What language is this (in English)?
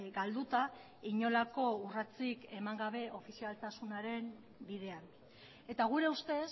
Basque